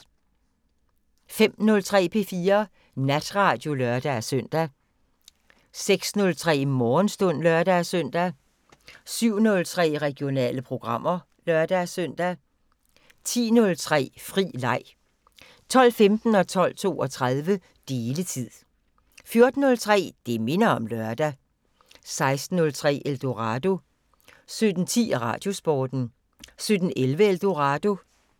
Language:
Danish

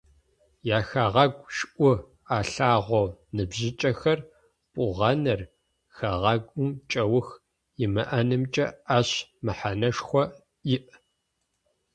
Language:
Adyghe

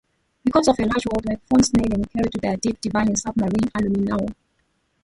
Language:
English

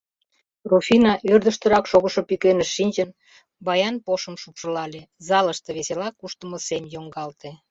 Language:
Mari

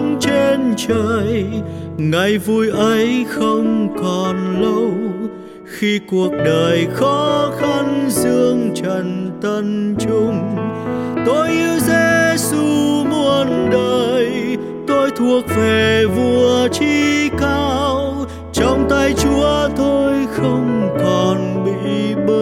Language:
Vietnamese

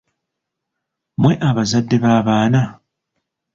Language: Ganda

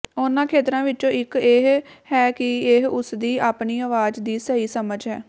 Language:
Punjabi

